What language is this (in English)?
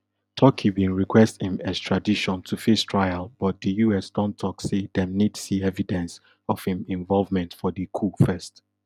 Nigerian Pidgin